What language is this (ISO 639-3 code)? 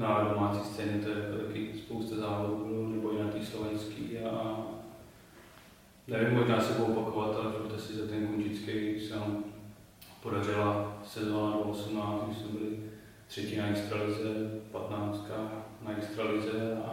ces